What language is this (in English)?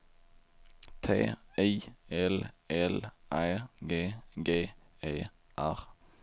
Swedish